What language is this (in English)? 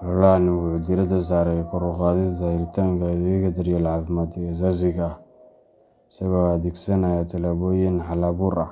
Somali